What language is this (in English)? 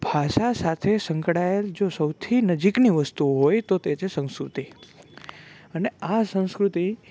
Gujarati